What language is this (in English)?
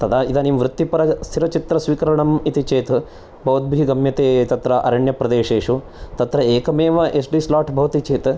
Sanskrit